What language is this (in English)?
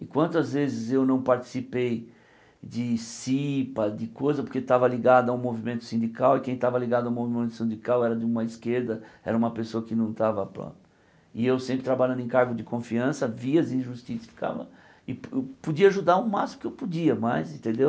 Portuguese